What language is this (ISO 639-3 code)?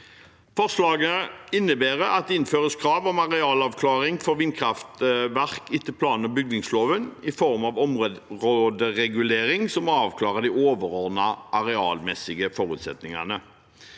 nor